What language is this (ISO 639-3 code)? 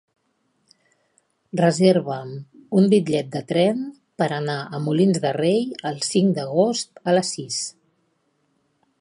cat